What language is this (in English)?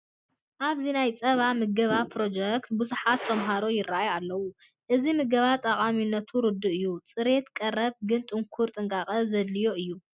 Tigrinya